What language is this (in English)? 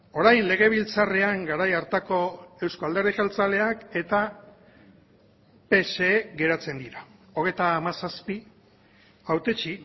Basque